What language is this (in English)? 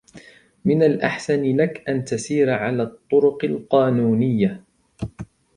Arabic